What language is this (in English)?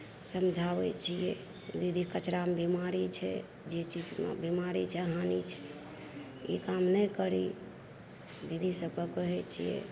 Maithili